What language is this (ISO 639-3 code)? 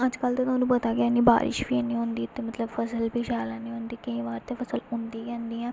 doi